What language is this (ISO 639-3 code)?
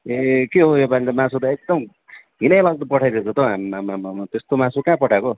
nep